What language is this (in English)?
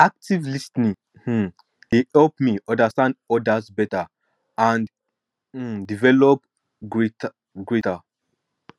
Nigerian Pidgin